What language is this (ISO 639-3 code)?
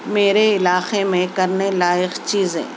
urd